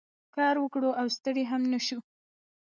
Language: Pashto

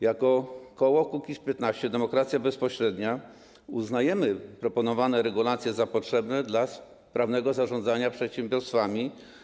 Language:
Polish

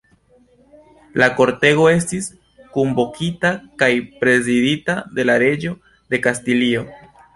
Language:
Esperanto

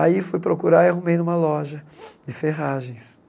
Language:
Portuguese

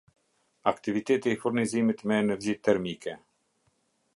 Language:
Albanian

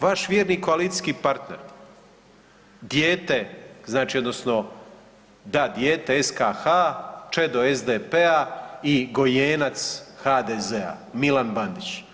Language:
Croatian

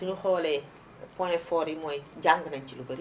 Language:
Wolof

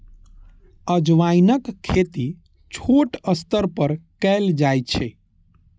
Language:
Maithili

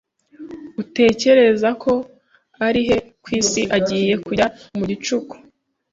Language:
Kinyarwanda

